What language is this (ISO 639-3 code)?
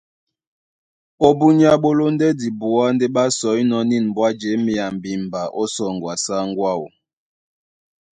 dua